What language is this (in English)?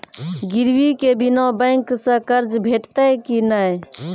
Maithili